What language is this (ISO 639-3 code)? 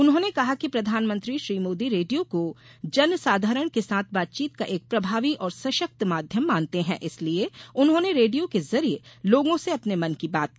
hin